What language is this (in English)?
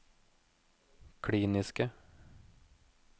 Norwegian